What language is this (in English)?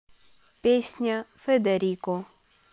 Russian